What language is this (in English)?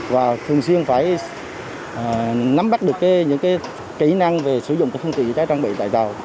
Vietnamese